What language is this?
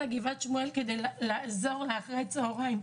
Hebrew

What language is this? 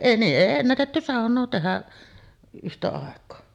Finnish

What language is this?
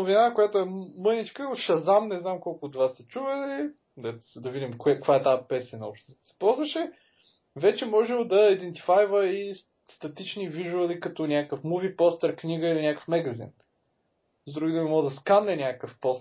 Bulgarian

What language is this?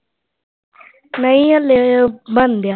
Punjabi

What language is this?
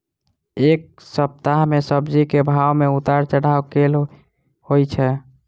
Maithili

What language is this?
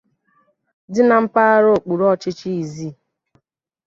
Igbo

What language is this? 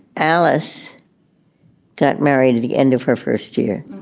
English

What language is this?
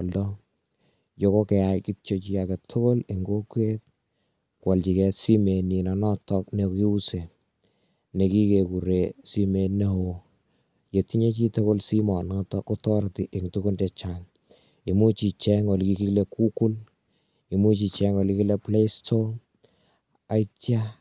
Kalenjin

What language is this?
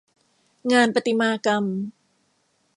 Thai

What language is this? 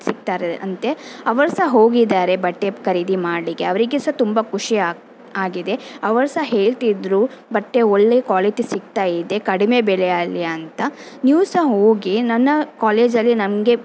Kannada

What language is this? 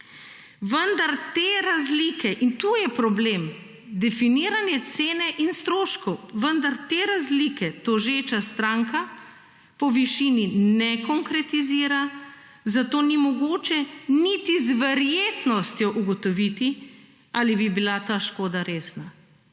Slovenian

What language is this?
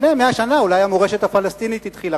Hebrew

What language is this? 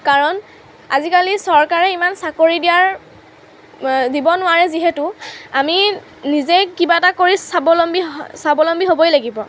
Assamese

